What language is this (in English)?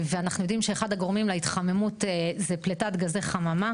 Hebrew